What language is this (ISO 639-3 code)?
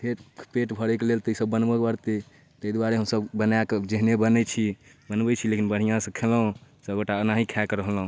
mai